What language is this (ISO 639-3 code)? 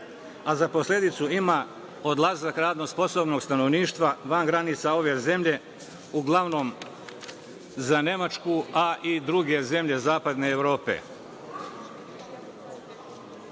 srp